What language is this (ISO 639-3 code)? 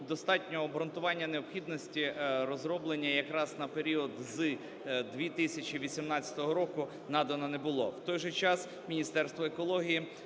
ukr